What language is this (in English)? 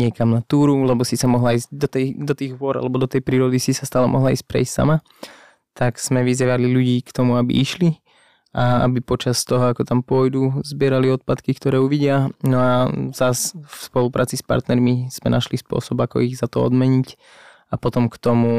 Slovak